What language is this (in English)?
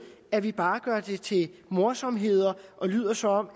Danish